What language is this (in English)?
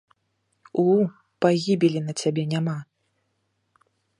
Belarusian